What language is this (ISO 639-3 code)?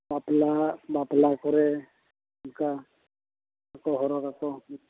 sat